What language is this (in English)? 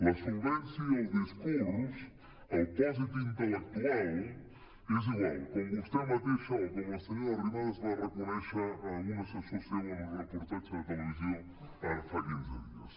Catalan